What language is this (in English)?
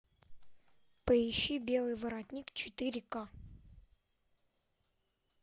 Russian